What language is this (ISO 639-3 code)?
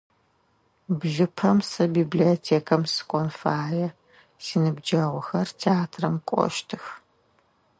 ady